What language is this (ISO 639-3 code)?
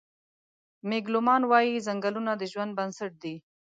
pus